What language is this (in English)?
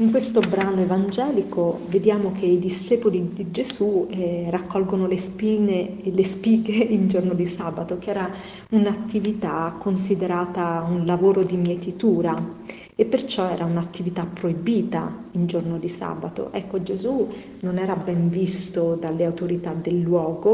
Italian